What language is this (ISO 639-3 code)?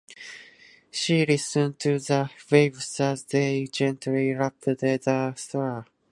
jpn